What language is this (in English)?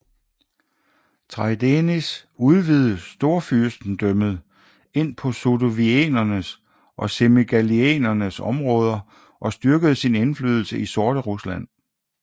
Danish